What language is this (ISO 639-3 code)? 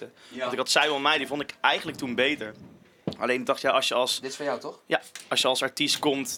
nld